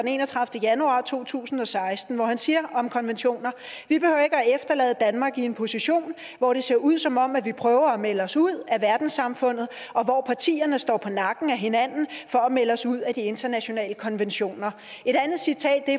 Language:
Danish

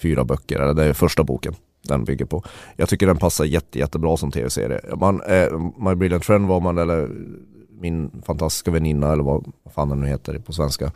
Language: Swedish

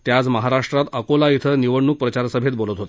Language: Marathi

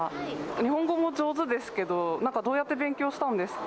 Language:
Japanese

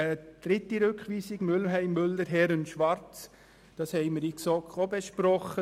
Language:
Swiss German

